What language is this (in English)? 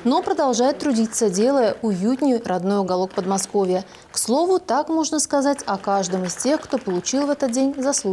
Russian